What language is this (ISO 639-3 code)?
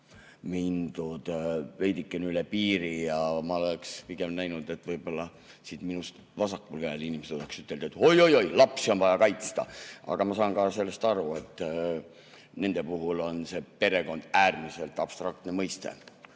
est